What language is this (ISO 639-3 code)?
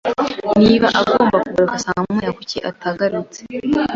kin